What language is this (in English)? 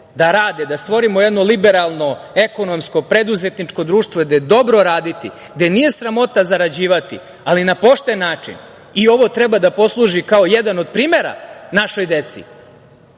Serbian